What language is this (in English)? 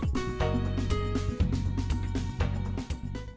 Vietnamese